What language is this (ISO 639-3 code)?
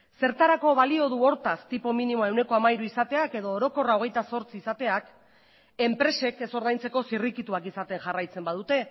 eus